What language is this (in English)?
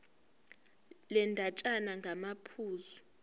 Zulu